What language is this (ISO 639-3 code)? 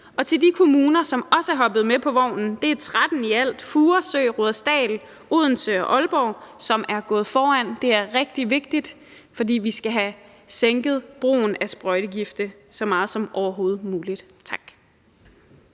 dan